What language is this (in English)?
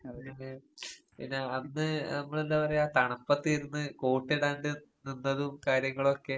Malayalam